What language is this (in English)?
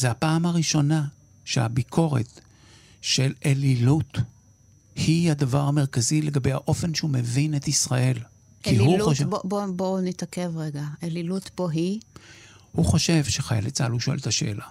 Hebrew